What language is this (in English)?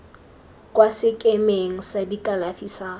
Tswana